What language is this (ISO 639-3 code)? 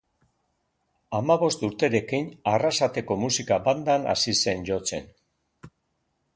eus